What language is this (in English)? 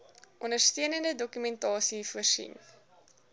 Afrikaans